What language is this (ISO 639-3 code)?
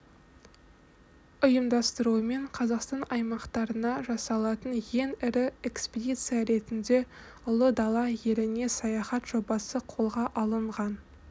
kaz